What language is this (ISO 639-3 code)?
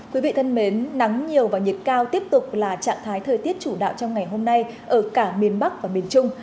vie